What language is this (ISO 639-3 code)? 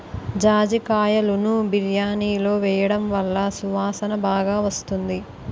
tel